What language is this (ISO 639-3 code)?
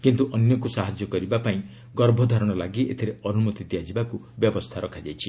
ori